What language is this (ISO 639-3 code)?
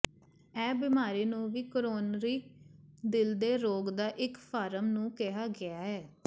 pan